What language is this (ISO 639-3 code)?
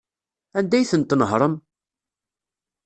kab